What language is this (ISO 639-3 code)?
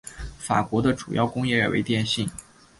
zho